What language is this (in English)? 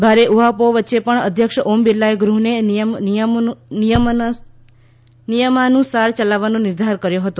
Gujarati